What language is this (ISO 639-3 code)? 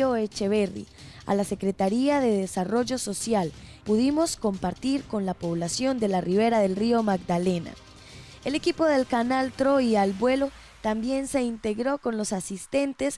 spa